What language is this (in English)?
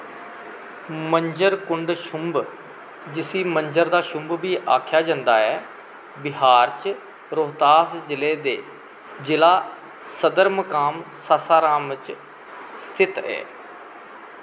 Dogri